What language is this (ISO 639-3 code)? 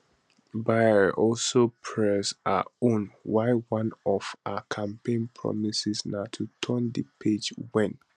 pcm